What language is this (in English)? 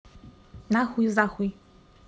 Russian